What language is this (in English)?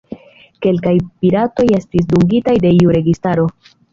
Esperanto